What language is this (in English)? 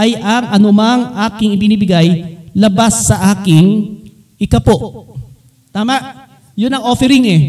Filipino